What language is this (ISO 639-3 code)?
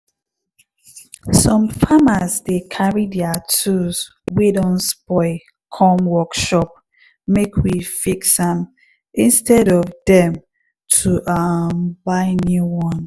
pcm